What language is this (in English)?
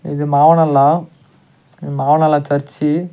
Tamil